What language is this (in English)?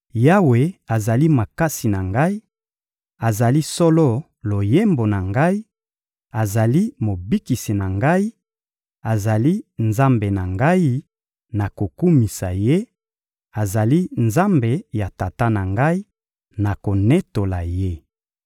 Lingala